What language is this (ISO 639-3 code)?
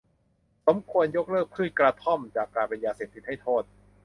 tha